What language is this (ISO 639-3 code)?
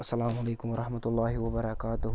kas